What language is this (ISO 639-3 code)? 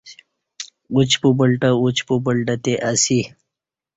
bsh